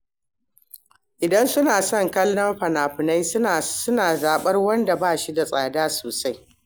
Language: Hausa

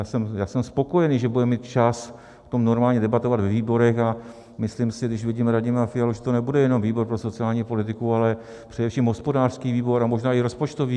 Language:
Czech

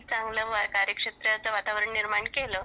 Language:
Marathi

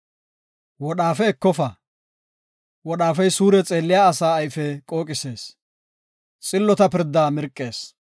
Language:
Gofa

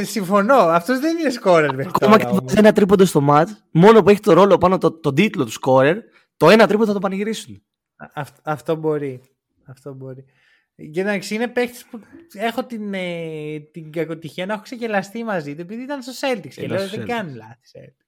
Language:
Greek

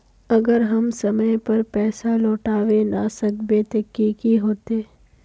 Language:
Magahi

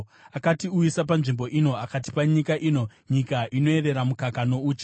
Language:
Shona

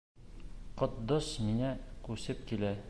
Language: Bashkir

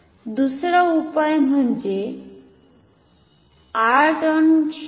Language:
Marathi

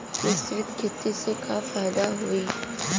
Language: Bhojpuri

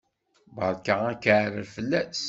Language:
Kabyle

